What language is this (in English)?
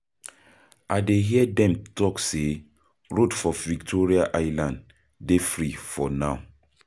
Nigerian Pidgin